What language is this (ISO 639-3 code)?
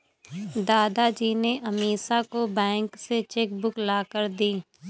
hin